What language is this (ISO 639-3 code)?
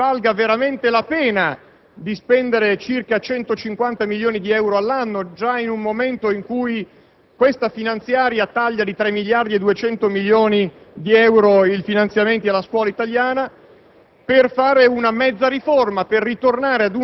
ita